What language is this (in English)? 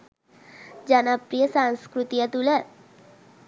Sinhala